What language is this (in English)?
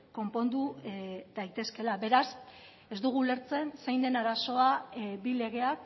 Basque